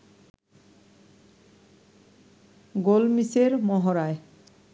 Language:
Bangla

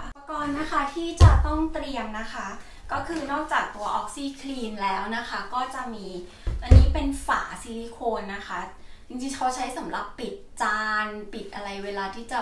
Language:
Thai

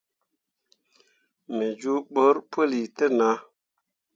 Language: Mundang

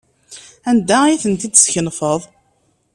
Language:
Kabyle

